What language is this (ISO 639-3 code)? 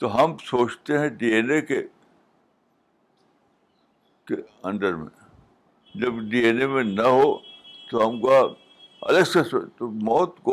urd